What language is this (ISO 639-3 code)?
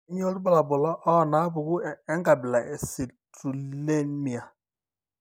mas